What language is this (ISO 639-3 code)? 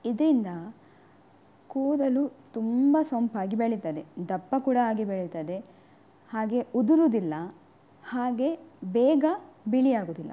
kan